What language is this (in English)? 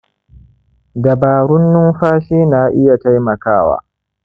Hausa